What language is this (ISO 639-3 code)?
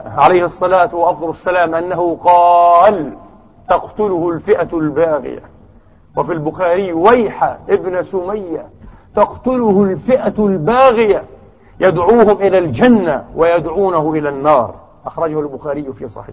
ara